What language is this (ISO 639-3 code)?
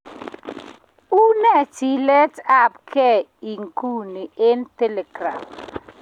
kln